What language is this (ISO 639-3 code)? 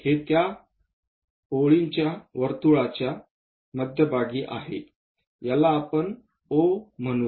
mar